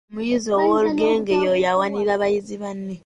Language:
Ganda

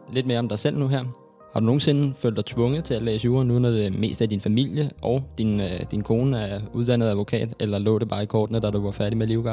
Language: Danish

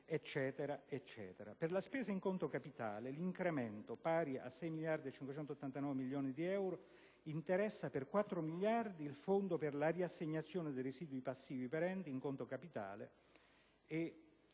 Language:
Italian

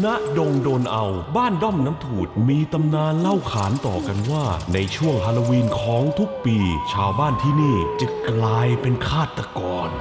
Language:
Thai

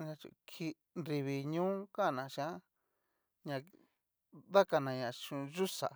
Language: Cacaloxtepec Mixtec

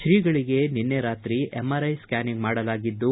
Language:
Kannada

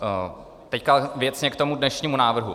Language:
Czech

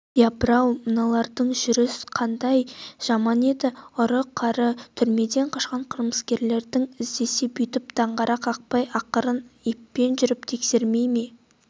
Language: Kazakh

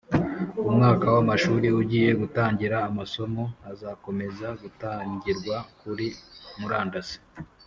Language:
Kinyarwanda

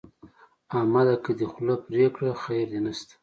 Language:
Pashto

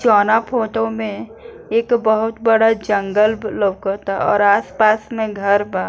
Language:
Bhojpuri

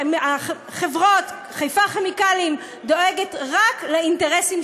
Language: Hebrew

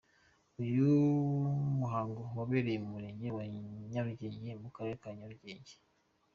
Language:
Kinyarwanda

